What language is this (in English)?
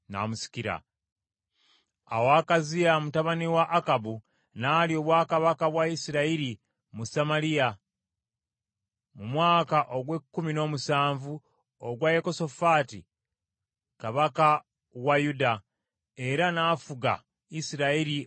Ganda